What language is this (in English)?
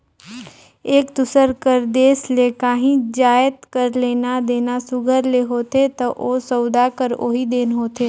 Chhattisgarhi